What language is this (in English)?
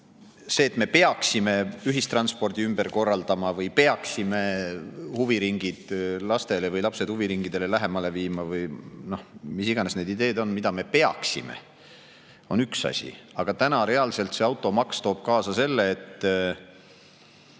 Estonian